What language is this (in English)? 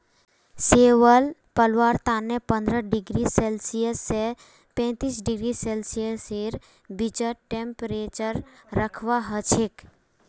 Magahi